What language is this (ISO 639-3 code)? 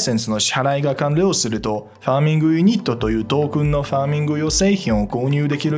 jpn